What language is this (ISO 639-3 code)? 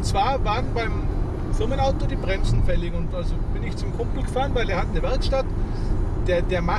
deu